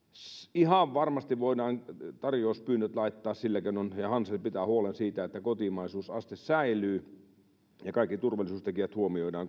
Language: Finnish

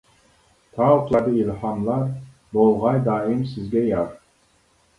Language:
Uyghur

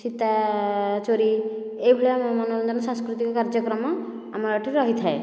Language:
Odia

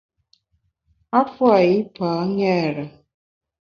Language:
Bamun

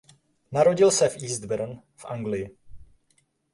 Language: Czech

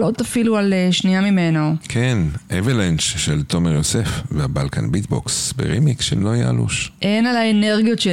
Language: Hebrew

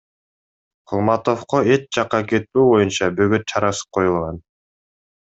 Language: Kyrgyz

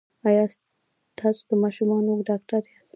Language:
Pashto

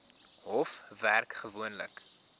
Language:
Afrikaans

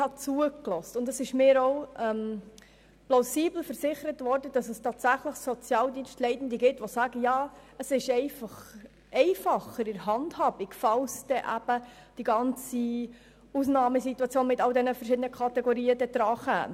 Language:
Swiss German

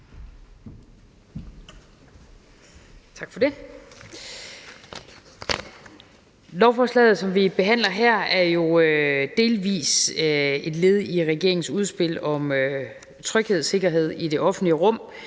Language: Danish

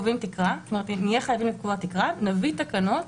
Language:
Hebrew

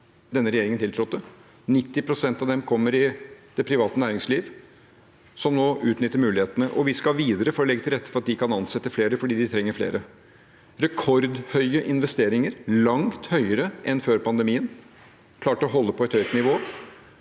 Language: Norwegian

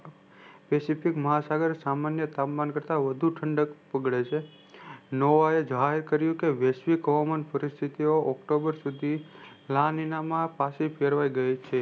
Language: Gujarati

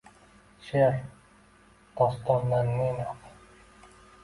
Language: Uzbek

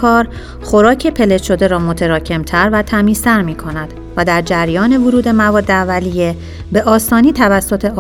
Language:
Persian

